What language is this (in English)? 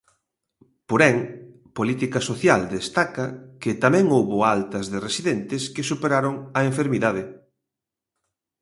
Galician